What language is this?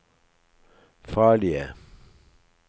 Norwegian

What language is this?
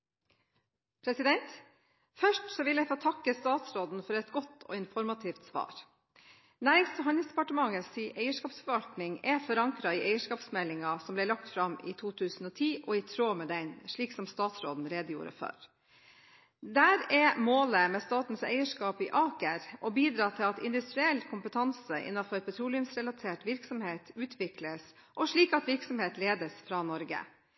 Norwegian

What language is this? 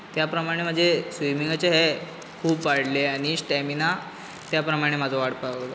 Konkani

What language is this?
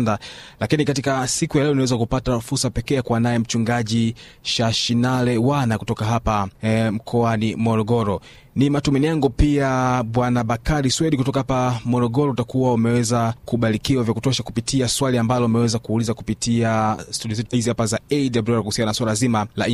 Swahili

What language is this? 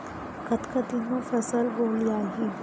Chhattisgarhi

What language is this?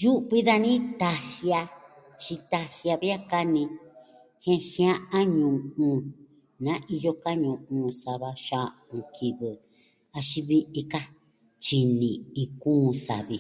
Southwestern Tlaxiaco Mixtec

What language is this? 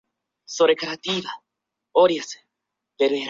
Chinese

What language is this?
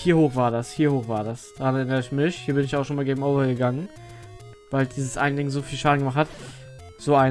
German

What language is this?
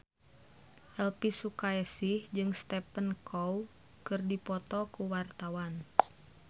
Sundanese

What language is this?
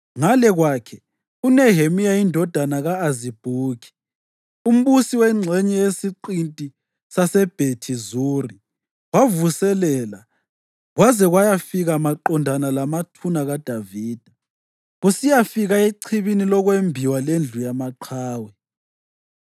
North Ndebele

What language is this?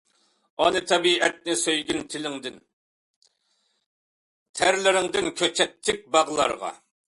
Uyghur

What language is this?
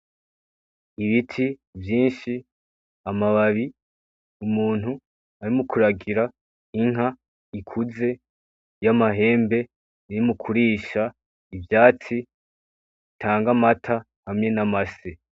Rundi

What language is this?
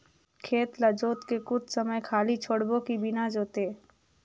Chhattisgarhi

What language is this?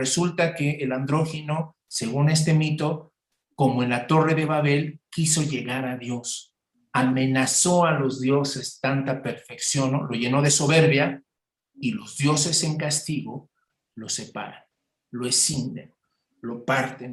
Spanish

